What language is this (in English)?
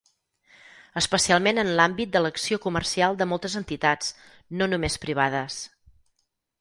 Catalan